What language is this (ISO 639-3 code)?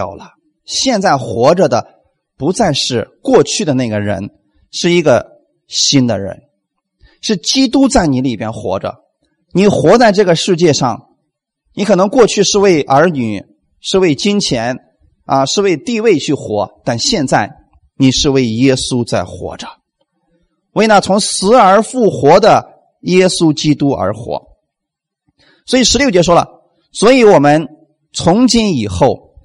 zho